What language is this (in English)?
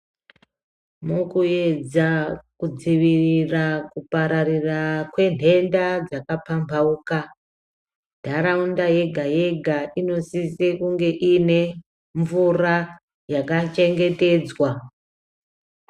Ndau